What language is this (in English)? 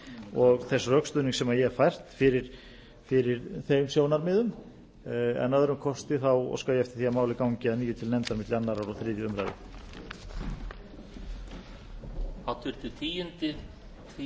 Icelandic